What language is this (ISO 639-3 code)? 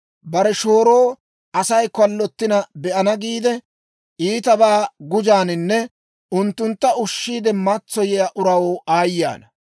dwr